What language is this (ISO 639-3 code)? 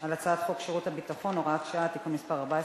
heb